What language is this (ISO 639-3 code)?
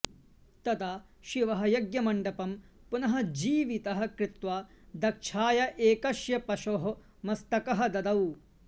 san